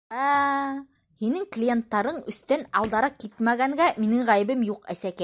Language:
Bashkir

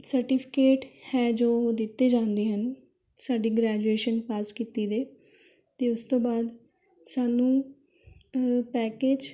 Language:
Punjabi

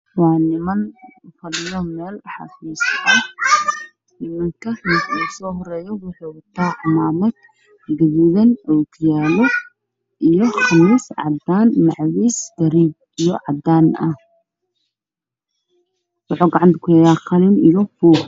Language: Somali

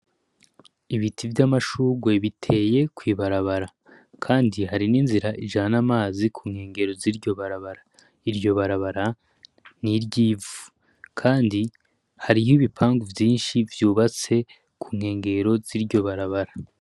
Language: Rundi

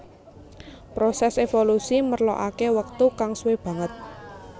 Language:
Javanese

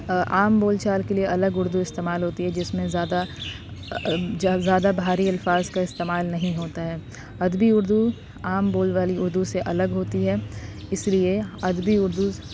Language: Urdu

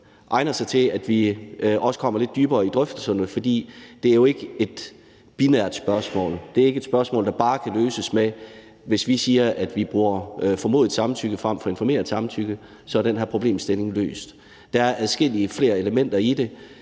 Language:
Danish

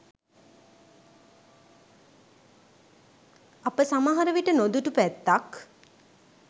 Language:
Sinhala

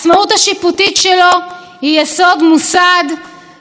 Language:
Hebrew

